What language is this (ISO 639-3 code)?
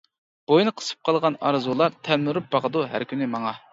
uig